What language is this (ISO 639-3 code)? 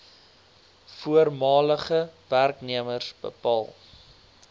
afr